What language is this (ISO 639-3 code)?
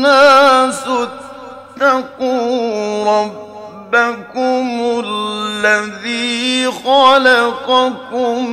ara